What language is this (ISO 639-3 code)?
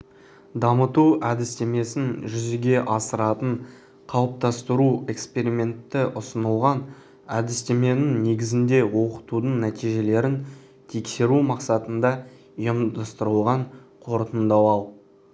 kaz